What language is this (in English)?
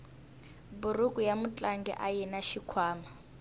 Tsonga